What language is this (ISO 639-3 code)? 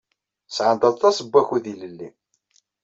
kab